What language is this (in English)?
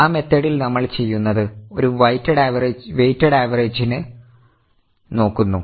Malayalam